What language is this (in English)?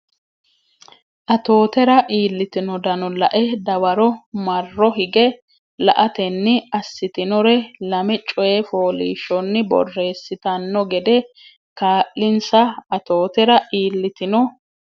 Sidamo